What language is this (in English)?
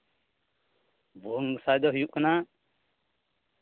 Santali